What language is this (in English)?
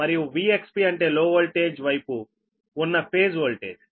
Telugu